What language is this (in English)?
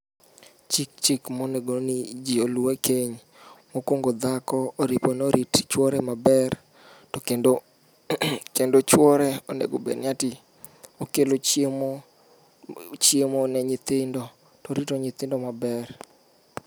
Luo (Kenya and Tanzania)